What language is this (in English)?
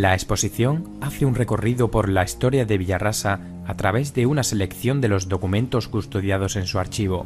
Spanish